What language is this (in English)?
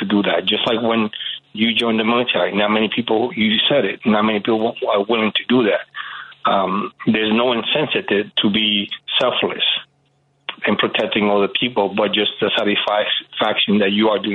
English